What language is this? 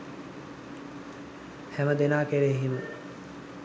Sinhala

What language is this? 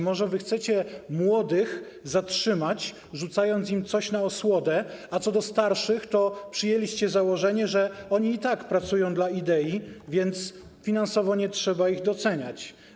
Polish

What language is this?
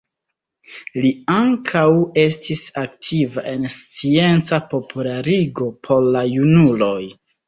Esperanto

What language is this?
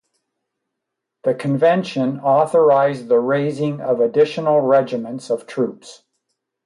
English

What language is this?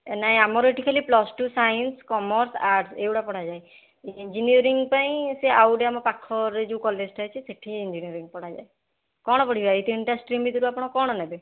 Odia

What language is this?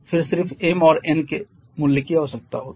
Hindi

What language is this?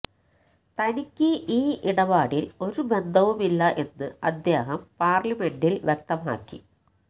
Malayalam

